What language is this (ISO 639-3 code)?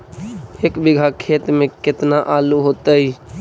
mag